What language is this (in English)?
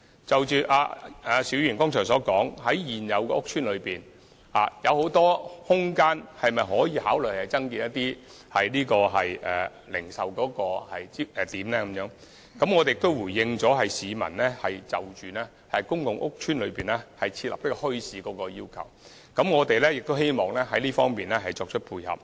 Cantonese